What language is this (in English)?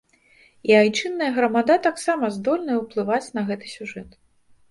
Belarusian